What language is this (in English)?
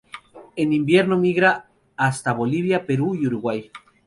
Spanish